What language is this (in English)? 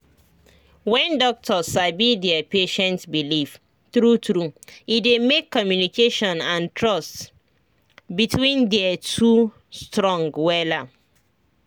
Nigerian Pidgin